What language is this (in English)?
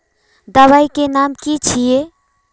Magahi